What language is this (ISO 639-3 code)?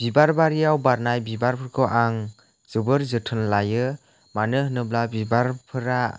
brx